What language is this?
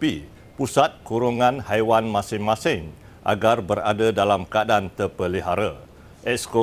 Malay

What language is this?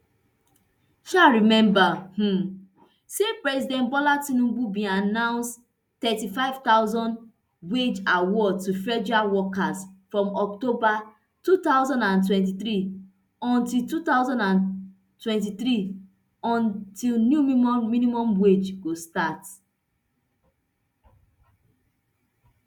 Nigerian Pidgin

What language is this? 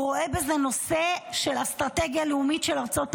Hebrew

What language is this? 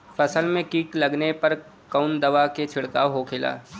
Bhojpuri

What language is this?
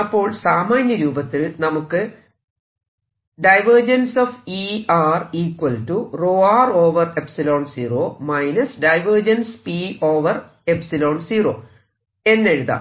Malayalam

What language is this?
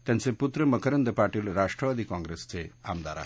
Marathi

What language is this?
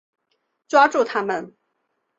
Chinese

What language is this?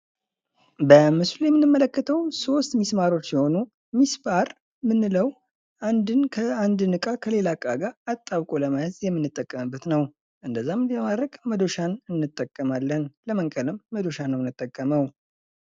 Amharic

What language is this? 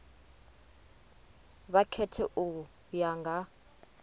Venda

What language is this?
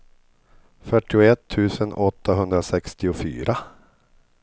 Swedish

